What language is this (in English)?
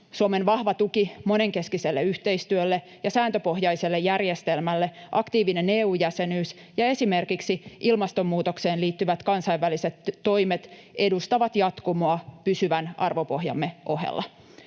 Finnish